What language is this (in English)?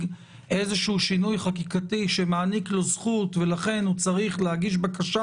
Hebrew